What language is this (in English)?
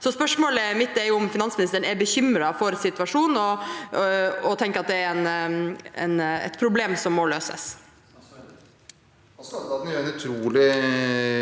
Norwegian